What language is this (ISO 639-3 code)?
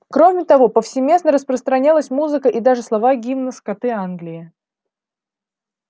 rus